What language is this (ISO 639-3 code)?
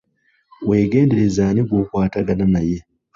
lug